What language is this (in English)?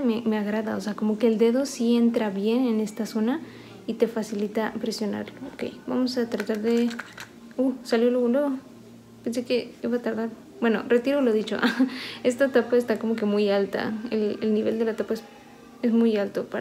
Spanish